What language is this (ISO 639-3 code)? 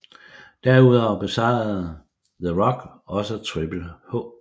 dan